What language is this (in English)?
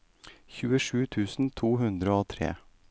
Norwegian